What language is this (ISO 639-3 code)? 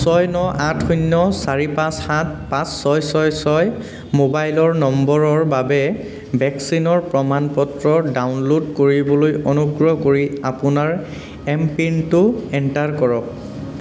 asm